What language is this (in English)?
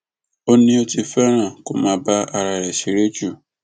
Yoruba